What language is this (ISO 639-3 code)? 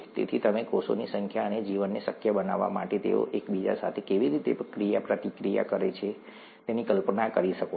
guj